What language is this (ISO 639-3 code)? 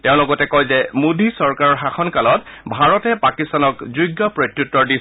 asm